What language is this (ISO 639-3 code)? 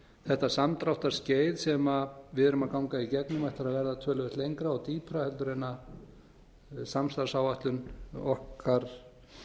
isl